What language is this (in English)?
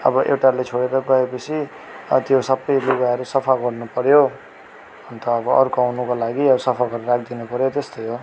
Nepali